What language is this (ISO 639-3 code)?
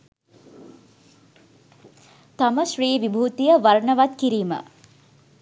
sin